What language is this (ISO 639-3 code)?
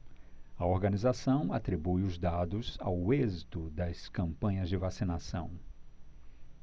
por